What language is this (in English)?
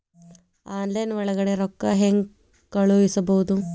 Kannada